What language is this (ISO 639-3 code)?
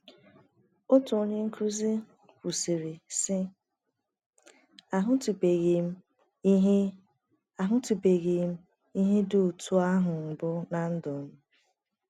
ibo